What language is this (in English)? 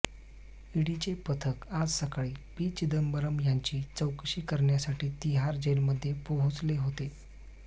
Marathi